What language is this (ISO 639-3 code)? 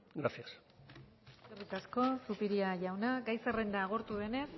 eus